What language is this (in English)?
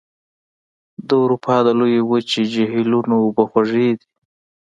Pashto